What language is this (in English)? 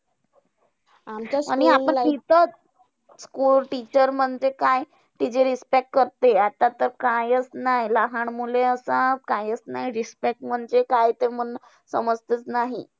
Marathi